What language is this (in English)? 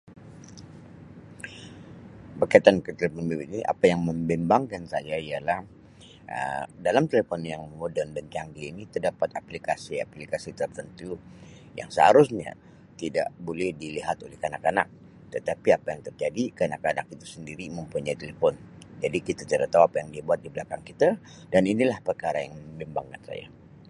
Sabah Malay